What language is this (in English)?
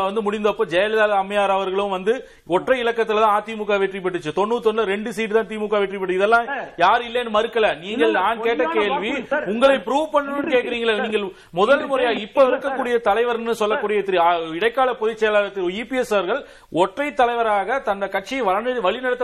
Tamil